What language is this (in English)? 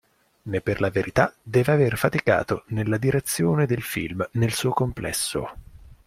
Italian